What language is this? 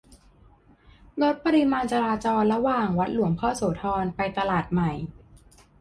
Thai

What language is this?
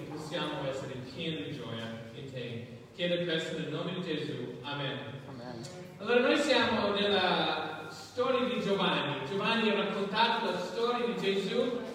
Italian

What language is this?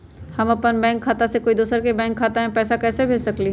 Magahi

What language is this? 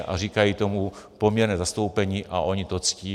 Czech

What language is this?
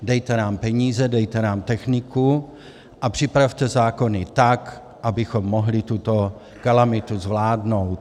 Czech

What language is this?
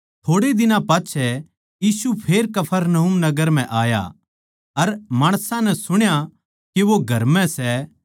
Haryanvi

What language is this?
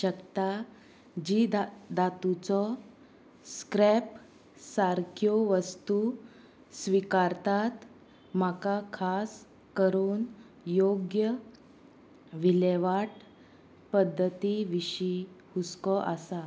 Konkani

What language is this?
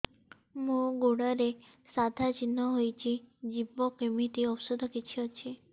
Odia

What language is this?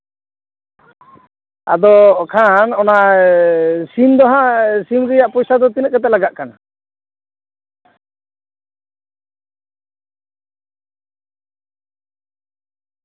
Santali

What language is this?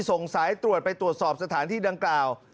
Thai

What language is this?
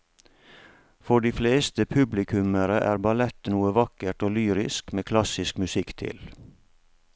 Norwegian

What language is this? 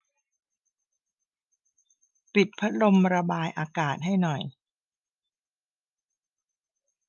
Thai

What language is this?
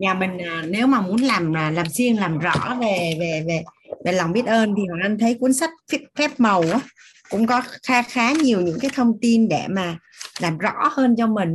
Vietnamese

